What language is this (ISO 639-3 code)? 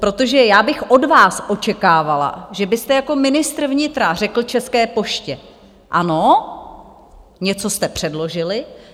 ces